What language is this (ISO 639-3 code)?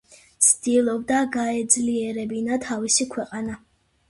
kat